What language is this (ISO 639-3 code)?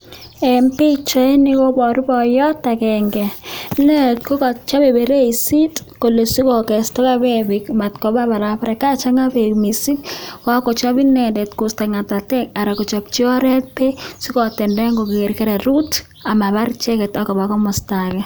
kln